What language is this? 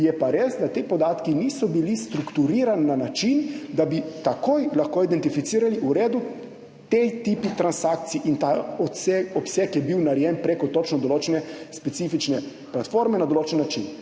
Slovenian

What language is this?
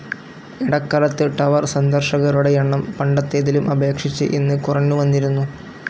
Malayalam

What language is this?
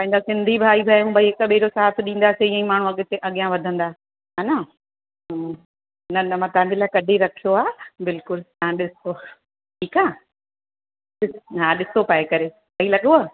Sindhi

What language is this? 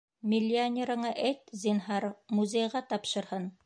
Bashkir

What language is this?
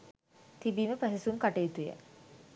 Sinhala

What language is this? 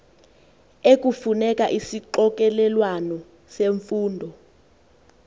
Xhosa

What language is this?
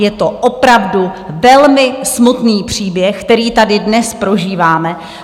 Czech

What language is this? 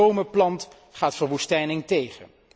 Dutch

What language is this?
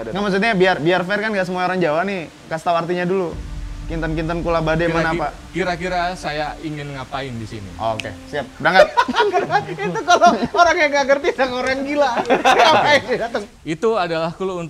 Indonesian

